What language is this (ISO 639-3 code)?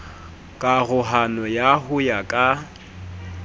sot